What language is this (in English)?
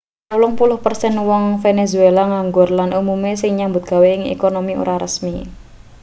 Javanese